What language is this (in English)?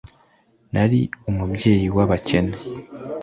Kinyarwanda